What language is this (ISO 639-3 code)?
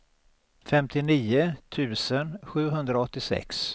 swe